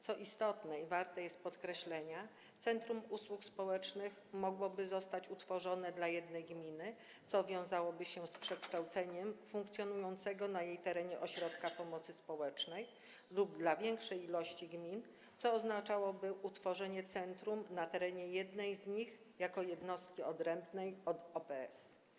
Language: Polish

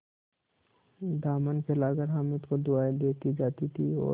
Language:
Hindi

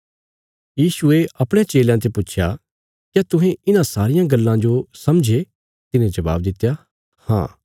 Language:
Bilaspuri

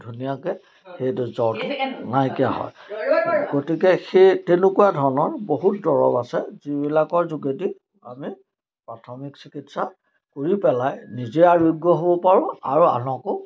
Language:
Assamese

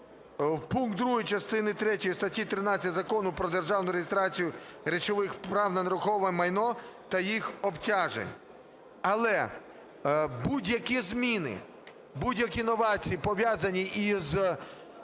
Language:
Ukrainian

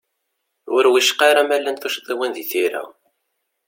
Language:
Kabyle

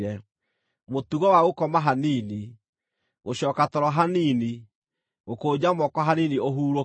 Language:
Kikuyu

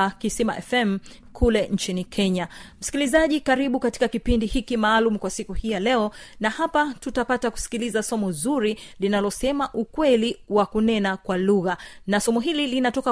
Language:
Swahili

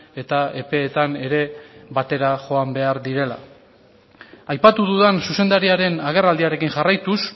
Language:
Basque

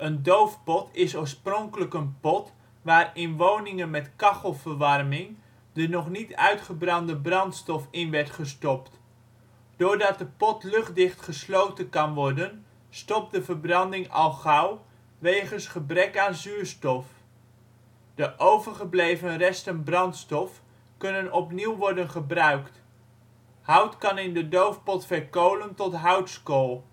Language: Dutch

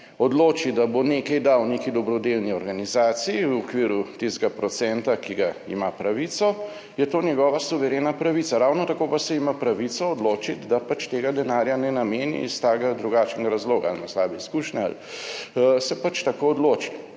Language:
Slovenian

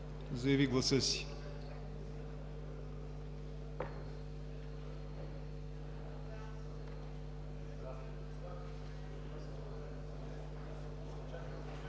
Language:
Bulgarian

